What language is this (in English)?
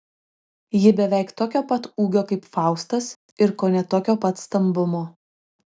Lithuanian